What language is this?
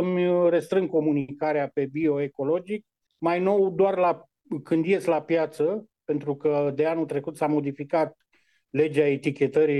Romanian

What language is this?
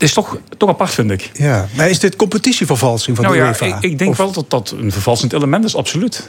Dutch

